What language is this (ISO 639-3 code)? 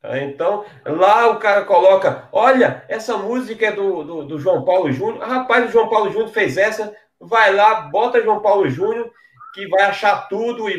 por